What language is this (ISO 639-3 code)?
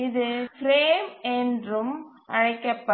tam